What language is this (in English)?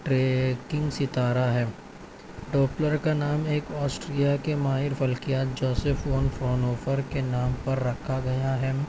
Urdu